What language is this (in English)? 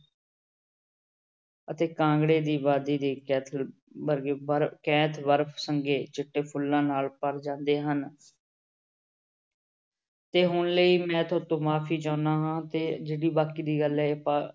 Punjabi